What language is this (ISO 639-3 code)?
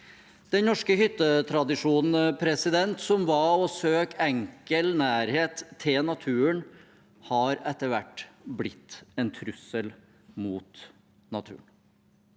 nor